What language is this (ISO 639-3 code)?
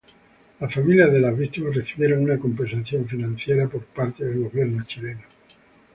spa